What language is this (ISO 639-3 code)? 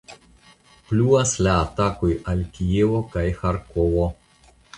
epo